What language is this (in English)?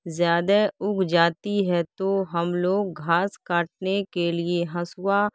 Urdu